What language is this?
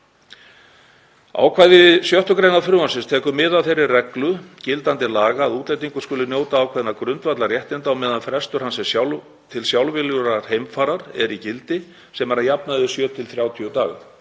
Icelandic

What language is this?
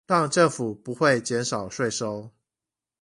Chinese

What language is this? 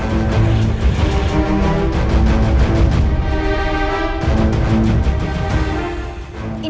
Indonesian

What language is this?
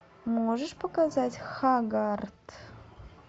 Russian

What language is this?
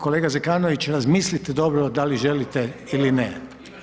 Croatian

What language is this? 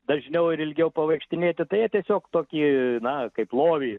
Lithuanian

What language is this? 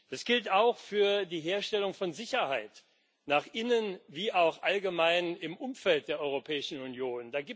German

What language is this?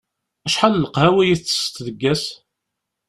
Kabyle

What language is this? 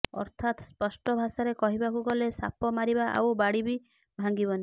Odia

